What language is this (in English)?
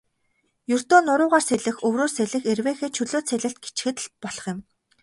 Mongolian